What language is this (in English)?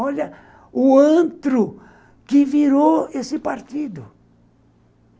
Portuguese